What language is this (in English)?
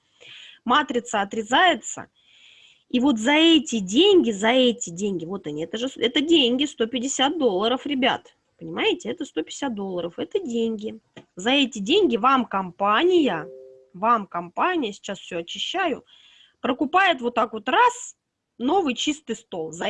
Russian